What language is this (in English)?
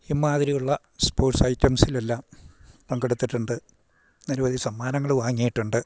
Malayalam